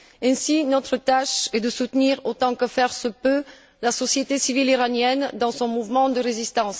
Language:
French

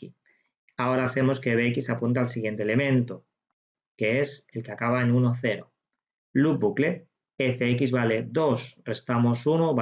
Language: Spanish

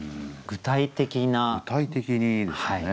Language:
Japanese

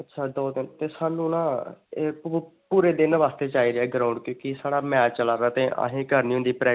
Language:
Dogri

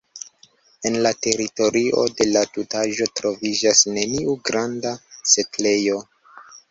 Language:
Esperanto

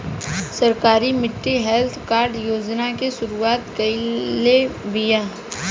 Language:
Bhojpuri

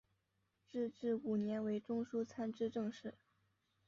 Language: Chinese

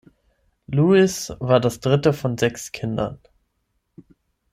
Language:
German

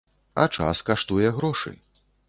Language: Belarusian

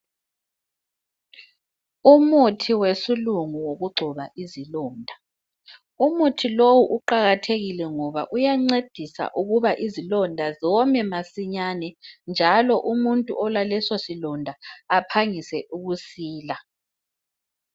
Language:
North Ndebele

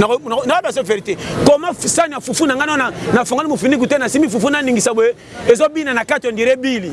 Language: French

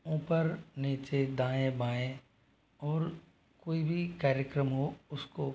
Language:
Hindi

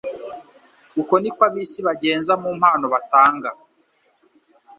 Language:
Kinyarwanda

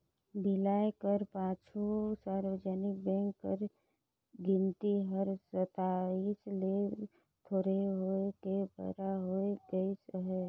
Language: Chhattisgarhi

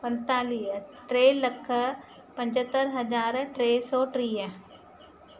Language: Sindhi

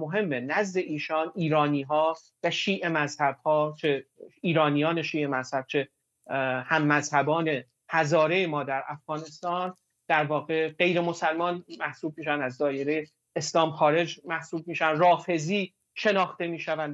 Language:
Persian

